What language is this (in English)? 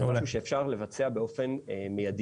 Hebrew